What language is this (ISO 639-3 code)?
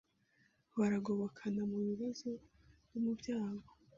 kin